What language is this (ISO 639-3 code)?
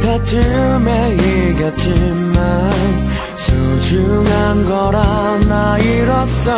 kor